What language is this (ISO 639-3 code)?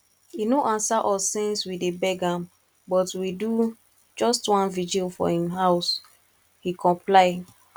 pcm